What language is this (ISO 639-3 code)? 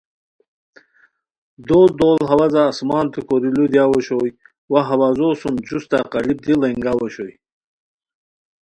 khw